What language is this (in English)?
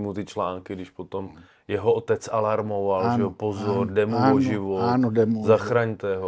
Czech